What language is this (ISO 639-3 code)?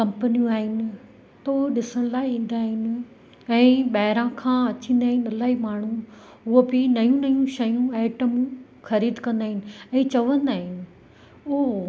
snd